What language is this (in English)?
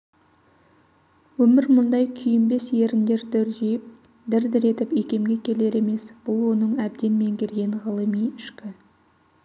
Kazakh